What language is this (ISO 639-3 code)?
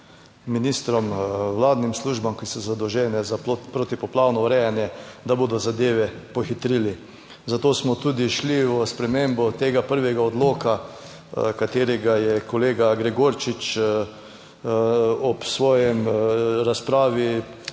slv